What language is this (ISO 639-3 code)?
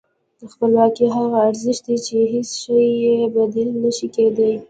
pus